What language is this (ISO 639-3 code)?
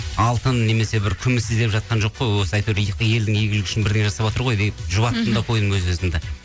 kaz